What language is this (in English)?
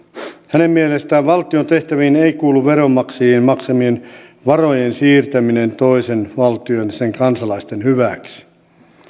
Finnish